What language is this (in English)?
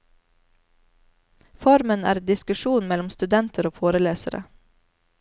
Norwegian